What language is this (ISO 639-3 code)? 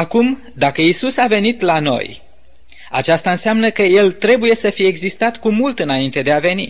ron